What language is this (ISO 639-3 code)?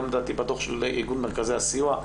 heb